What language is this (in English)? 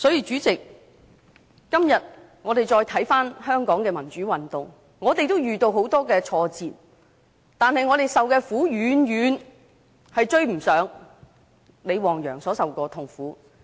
Cantonese